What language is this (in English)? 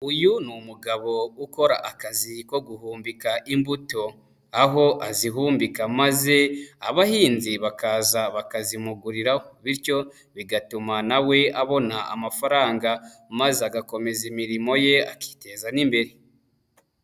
Kinyarwanda